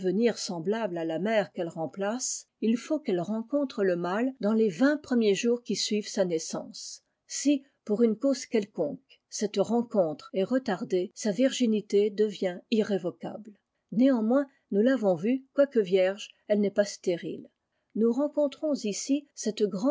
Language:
French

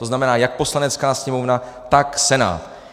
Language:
Czech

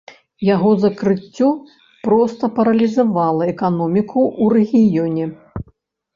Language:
Belarusian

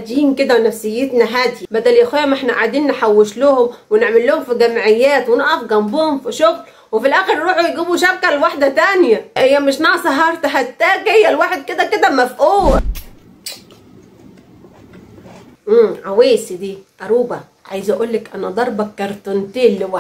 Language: Arabic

